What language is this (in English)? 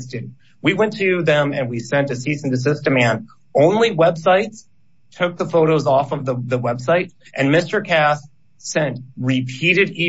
English